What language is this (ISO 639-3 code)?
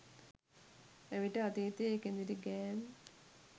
sin